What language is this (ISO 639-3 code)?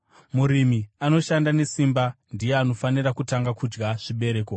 sna